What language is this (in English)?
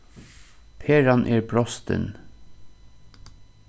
Faroese